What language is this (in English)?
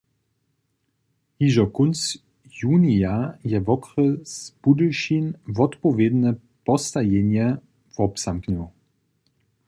Upper Sorbian